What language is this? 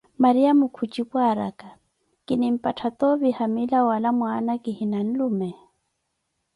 Koti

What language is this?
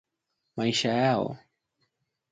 Swahili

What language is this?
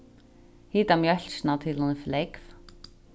Faroese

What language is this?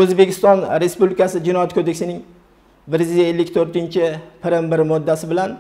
Turkish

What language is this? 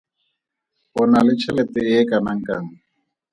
Tswana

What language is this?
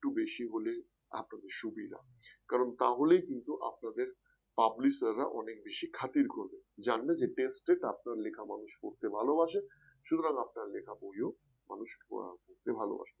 Bangla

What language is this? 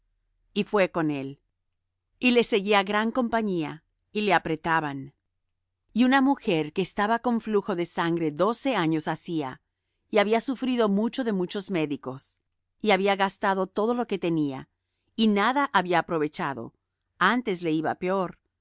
Spanish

